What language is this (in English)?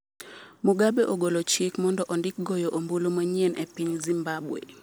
Luo (Kenya and Tanzania)